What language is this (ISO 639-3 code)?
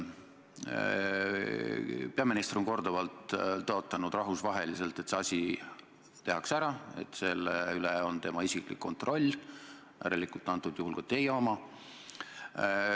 est